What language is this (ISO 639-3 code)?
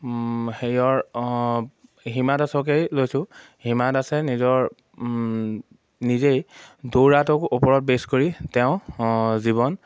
asm